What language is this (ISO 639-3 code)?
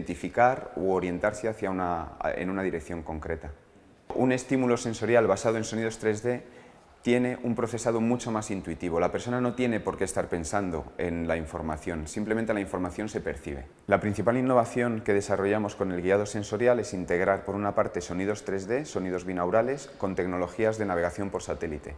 spa